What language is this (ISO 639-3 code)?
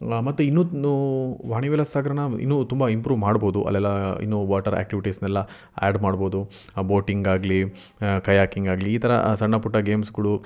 kan